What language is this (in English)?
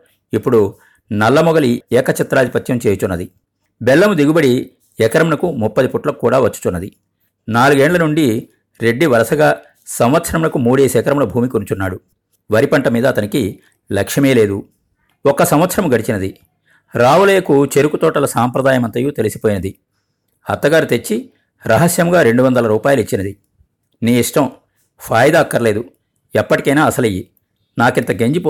Telugu